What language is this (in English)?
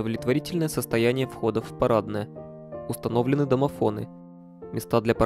Russian